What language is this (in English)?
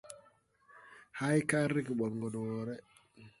Tupuri